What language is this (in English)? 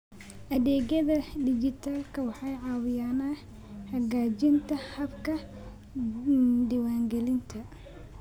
Somali